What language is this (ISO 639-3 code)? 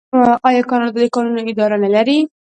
pus